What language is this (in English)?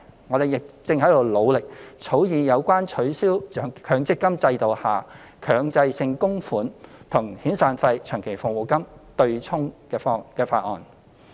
Cantonese